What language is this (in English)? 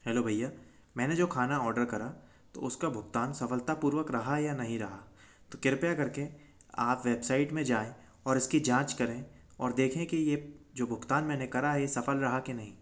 Hindi